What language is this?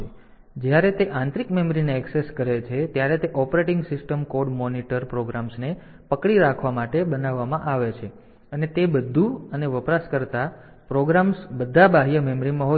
Gujarati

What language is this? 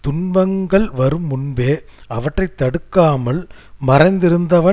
Tamil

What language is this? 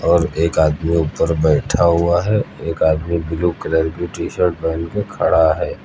Hindi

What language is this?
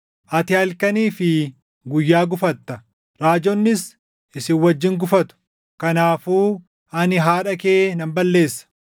Oromo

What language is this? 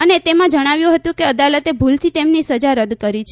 Gujarati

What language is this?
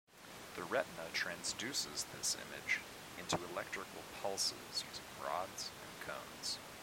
English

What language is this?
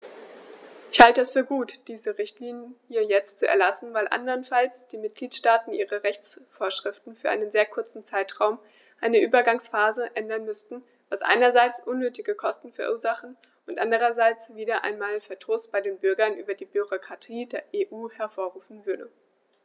German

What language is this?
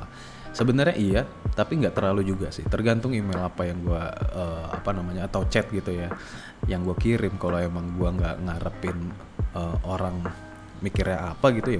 Indonesian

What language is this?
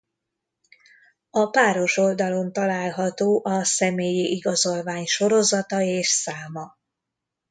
Hungarian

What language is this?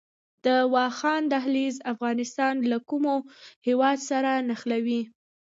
Pashto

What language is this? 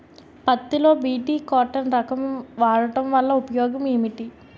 Telugu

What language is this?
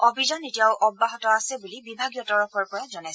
Assamese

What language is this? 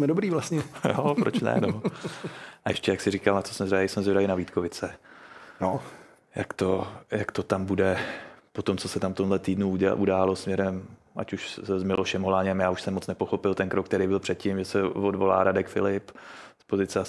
Czech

